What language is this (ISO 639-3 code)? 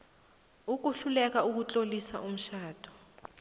nbl